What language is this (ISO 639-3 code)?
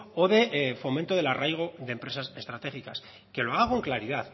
spa